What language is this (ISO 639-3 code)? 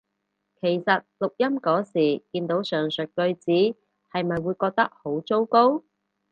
yue